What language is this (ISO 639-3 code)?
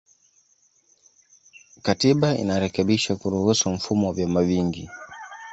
swa